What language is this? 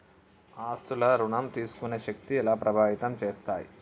Telugu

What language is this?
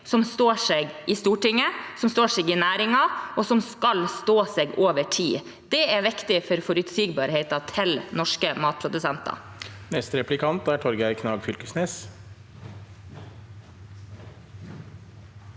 Norwegian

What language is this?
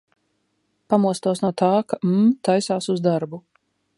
Latvian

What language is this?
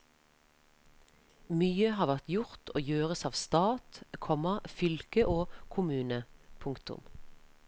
Norwegian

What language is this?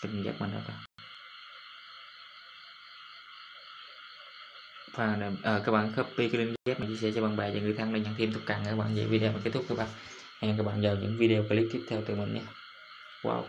Vietnamese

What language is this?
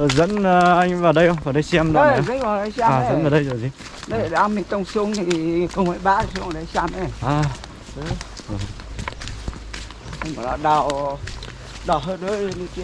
Vietnamese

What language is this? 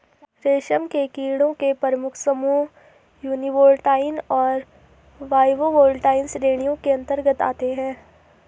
Hindi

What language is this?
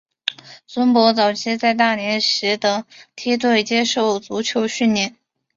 Chinese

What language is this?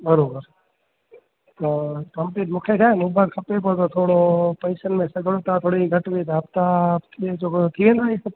Sindhi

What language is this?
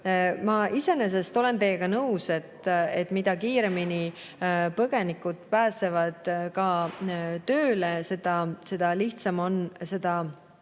Estonian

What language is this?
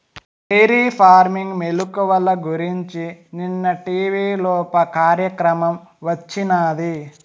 Telugu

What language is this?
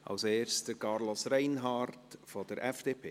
Swiss German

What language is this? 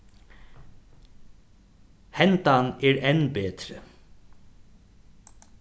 Faroese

